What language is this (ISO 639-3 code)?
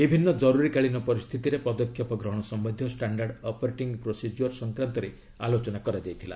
ori